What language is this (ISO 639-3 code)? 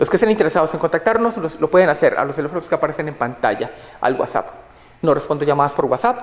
spa